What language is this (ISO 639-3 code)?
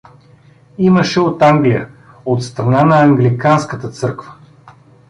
bul